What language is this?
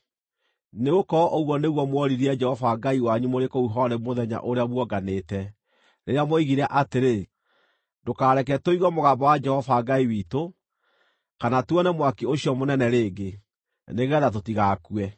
Kikuyu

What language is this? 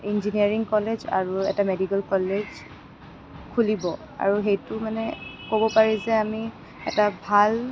Assamese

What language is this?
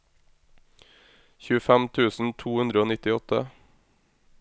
Norwegian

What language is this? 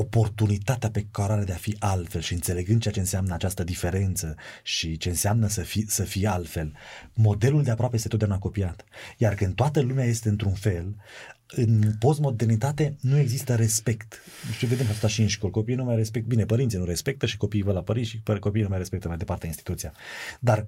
Romanian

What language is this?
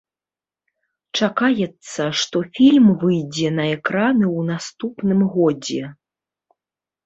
Belarusian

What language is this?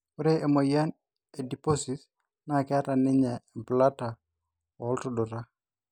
Masai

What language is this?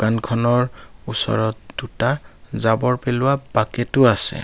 Assamese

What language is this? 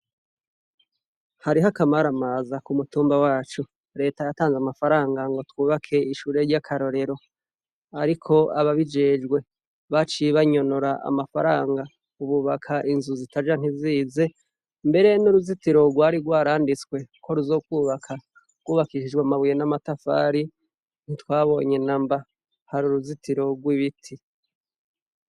Rundi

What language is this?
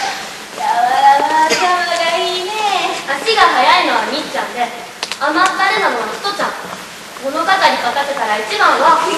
Japanese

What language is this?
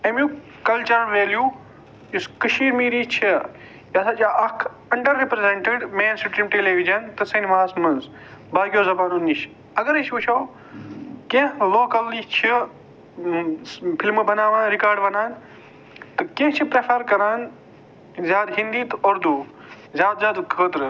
Kashmiri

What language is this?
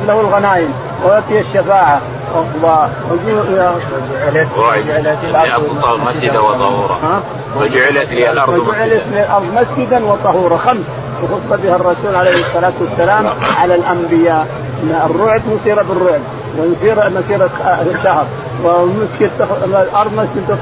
Arabic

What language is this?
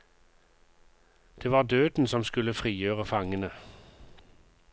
Norwegian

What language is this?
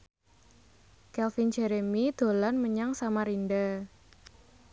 Javanese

